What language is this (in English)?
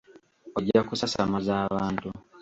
Ganda